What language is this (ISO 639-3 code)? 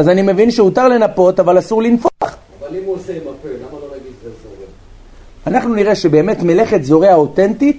heb